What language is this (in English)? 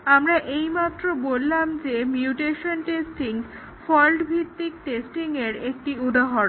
Bangla